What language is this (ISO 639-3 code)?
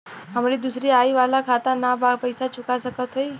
bho